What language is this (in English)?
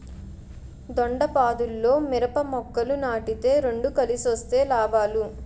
Telugu